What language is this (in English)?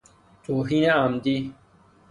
Persian